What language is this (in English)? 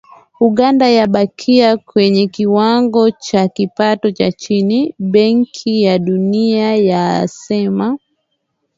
Swahili